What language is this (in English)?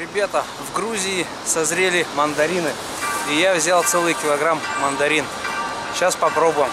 Russian